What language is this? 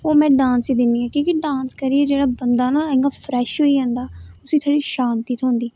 Dogri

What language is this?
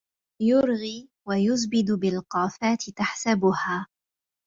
Arabic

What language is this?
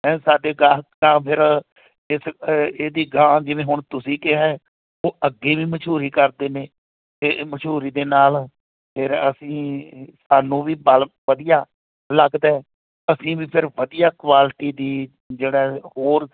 Punjabi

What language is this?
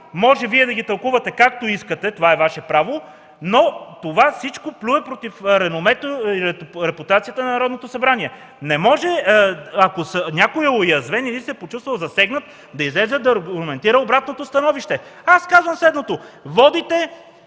Bulgarian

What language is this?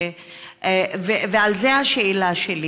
Hebrew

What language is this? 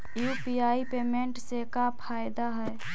Magahi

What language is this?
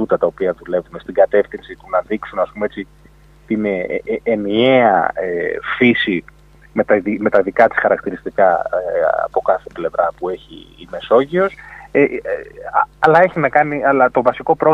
Greek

